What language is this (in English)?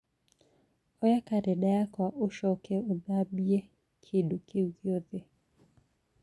Kikuyu